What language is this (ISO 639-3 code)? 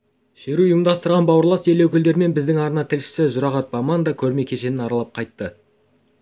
kaz